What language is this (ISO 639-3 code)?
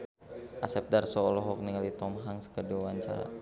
sun